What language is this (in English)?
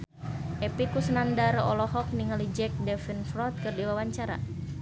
Sundanese